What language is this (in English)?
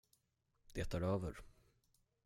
Swedish